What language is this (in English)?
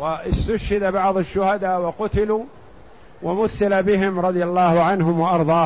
Arabic